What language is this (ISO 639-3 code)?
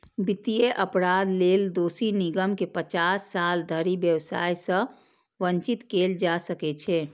mai